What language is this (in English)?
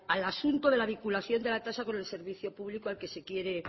Spanish